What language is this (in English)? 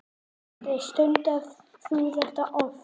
Icelandic